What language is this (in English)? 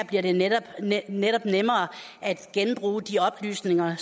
Danish